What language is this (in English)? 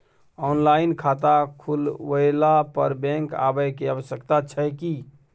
Maithili